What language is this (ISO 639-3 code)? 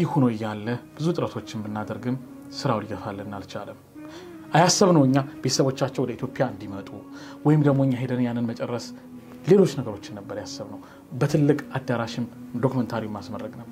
ara